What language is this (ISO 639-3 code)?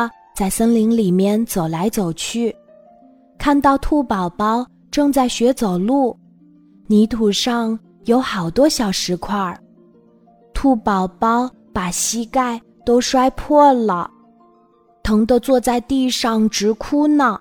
zho